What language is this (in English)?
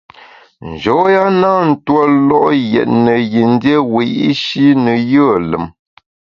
Bamun